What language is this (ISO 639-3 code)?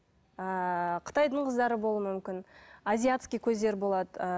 kaz